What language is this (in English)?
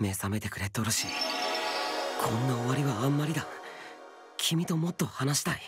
Japanese